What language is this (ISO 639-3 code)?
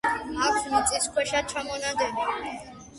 kat